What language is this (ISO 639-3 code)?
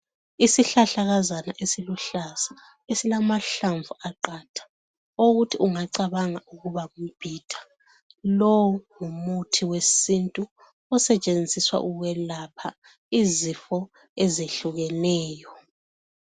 nde